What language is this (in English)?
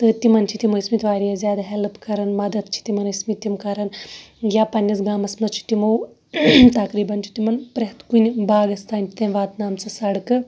Kashmiri